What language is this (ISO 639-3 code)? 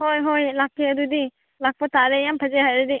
mni